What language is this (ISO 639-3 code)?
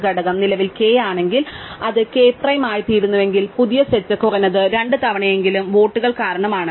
mal